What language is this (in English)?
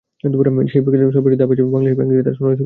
Bangla